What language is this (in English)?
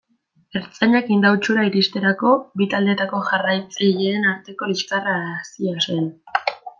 Basque